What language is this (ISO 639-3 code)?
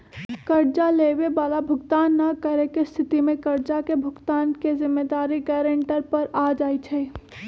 mag